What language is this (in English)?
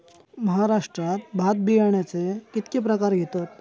Marathi